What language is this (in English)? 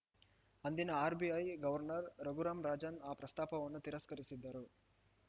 Kannada